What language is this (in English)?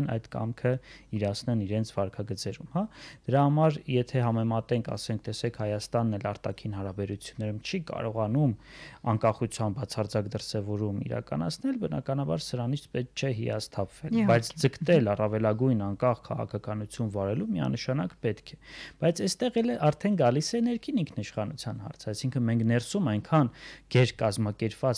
Turkish